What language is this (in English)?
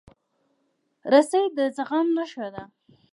Pashto